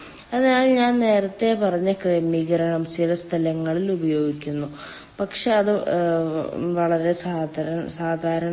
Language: Malayalam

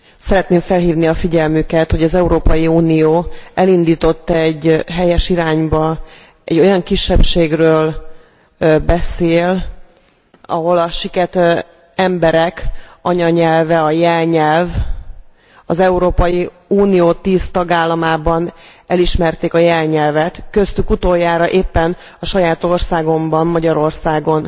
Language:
Hungarian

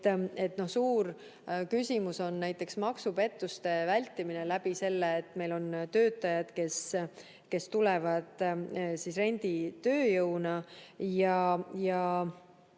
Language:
Estonian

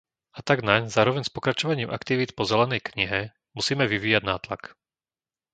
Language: Slovak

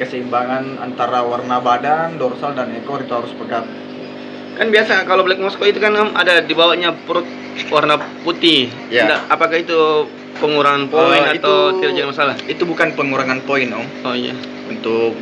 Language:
Indonesian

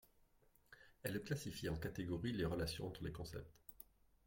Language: French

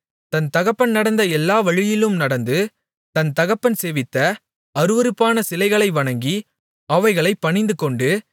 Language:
Tamil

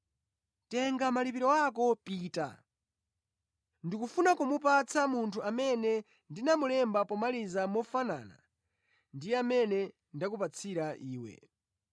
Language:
Nyanja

